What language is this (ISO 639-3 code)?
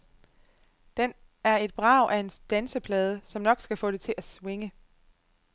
dan